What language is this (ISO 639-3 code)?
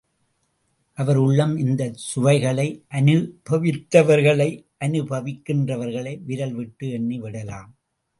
tam